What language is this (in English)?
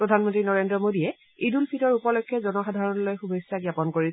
Assamese